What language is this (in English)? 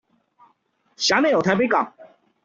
Chinese